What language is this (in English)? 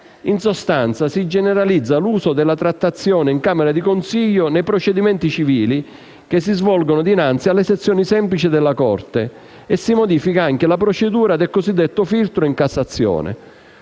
Italian